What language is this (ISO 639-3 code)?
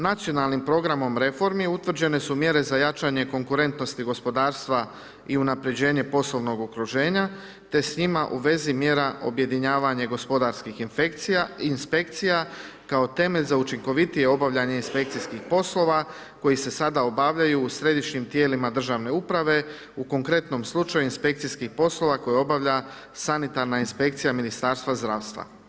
hrv